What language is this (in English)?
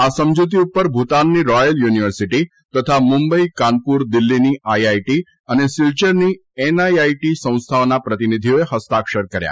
Gujarati